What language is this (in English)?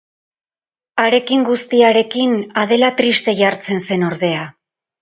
Basque